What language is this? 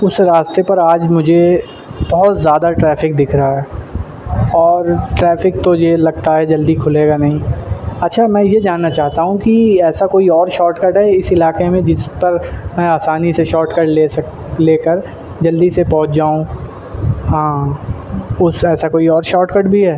Urdu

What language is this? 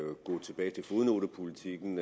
Danish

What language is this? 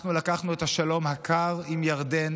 Hebrew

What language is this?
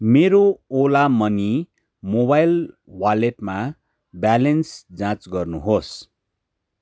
Nepali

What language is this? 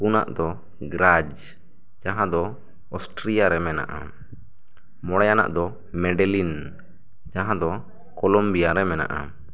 Santali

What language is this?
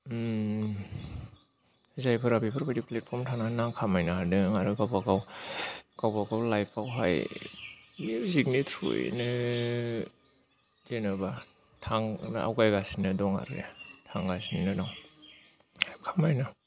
Bodo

